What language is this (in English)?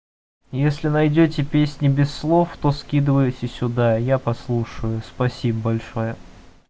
Russian